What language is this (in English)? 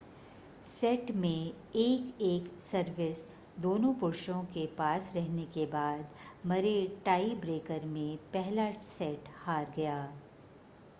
Hindi